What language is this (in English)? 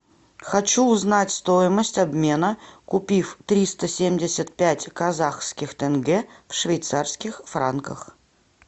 Russian